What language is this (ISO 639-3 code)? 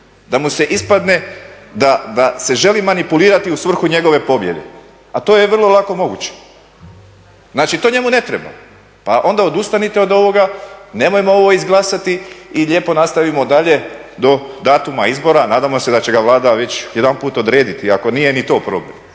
hrv